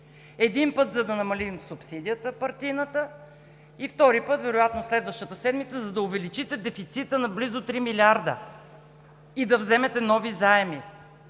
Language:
Bulgarian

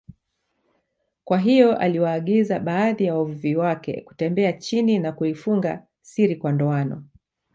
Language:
Swahili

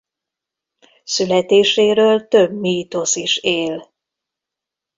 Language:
Hungarian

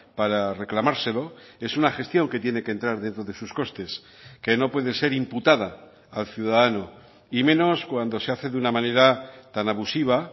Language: Spanish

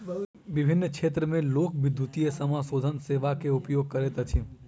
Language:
Maithili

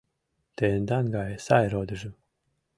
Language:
Mari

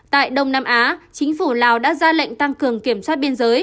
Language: Vietnamese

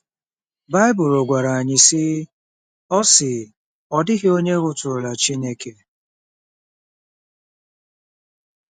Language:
Igbo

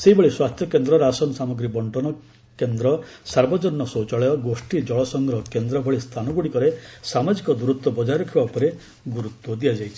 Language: Odia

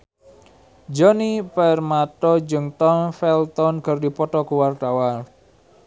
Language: Sundanese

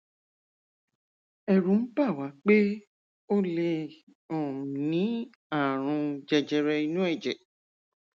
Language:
Yoruba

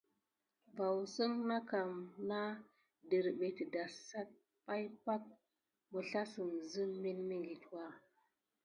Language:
Gidar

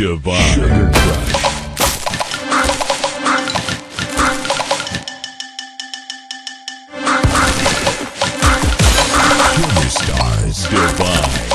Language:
English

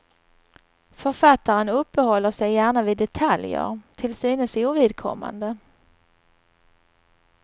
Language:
Swedish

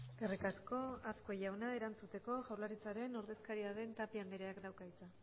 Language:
Basque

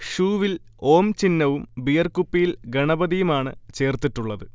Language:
Malayalam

